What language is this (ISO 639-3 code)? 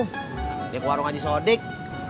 ind